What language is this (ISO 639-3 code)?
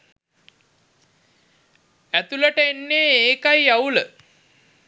sin